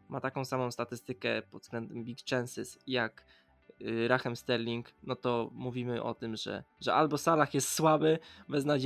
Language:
Polish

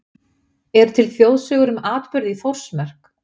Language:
Icelandic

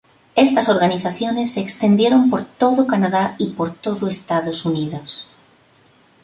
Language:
Spanish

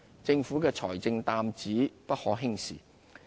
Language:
Cantonese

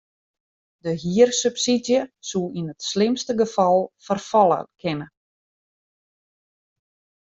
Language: Western Frisian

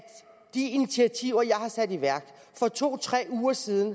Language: Danish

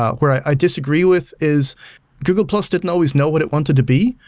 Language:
English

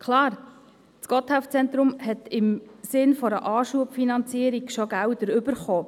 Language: Swiss German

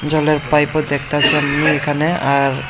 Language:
Bangla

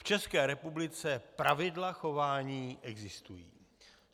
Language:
Czech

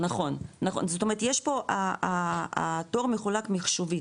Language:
Hebrew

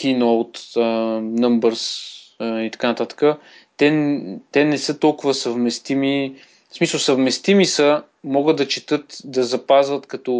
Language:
Bulgarian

